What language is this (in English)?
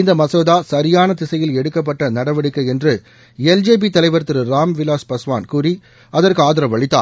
Tamil